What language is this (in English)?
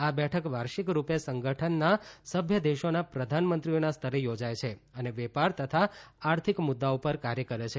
Gujarati